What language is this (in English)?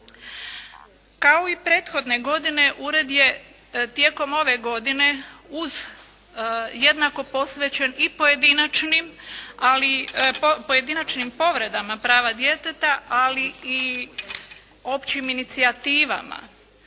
Croatian